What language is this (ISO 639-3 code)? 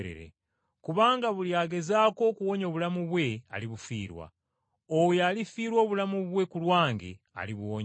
lug